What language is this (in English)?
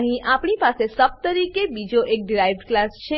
Gujarati